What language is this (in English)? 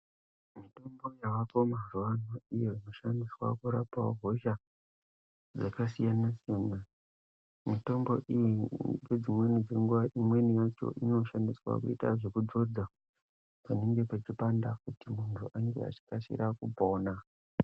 Ndau